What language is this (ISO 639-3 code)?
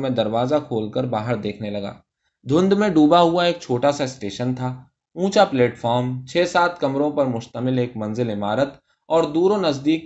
urd